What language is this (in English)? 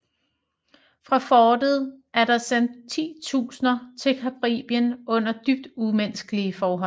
Danish